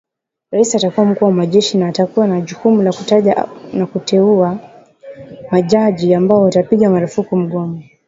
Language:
Swahili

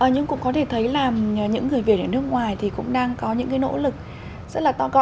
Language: Vietnamese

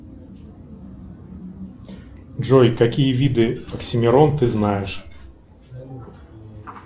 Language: Russian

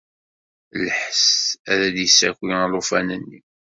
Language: Kabyle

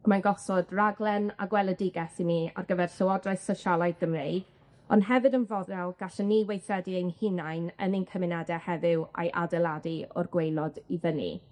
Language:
Welsh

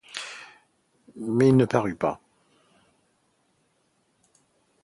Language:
French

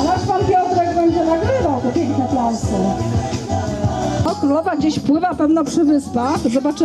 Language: Polish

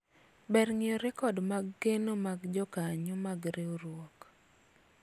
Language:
Luo (Kenya and Tanzania)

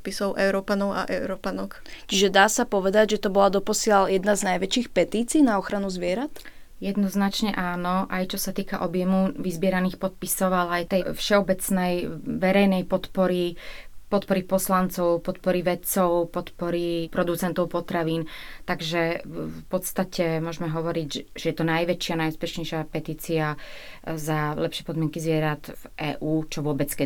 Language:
Slovak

